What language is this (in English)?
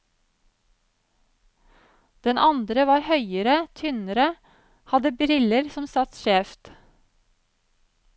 Norwegian